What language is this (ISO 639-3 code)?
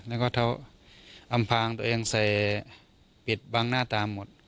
tha